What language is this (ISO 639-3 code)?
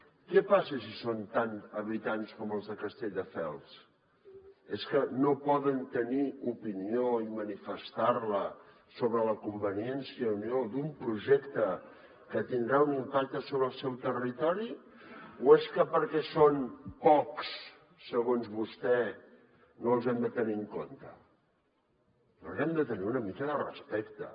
cat